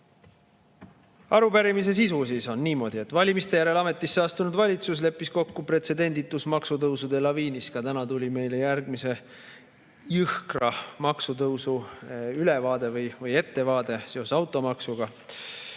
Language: Estonian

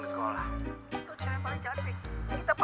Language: Indonesian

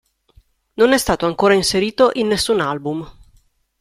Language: Italian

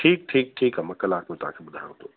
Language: Sindhi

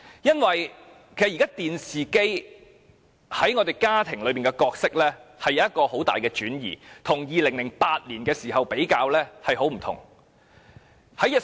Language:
Cantonese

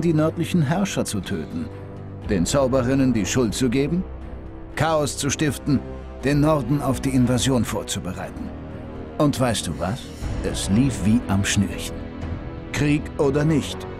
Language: German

